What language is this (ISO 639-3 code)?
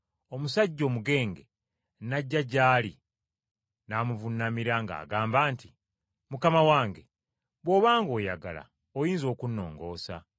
lug